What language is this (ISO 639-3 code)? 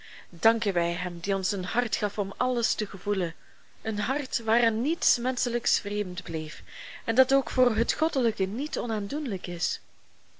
nld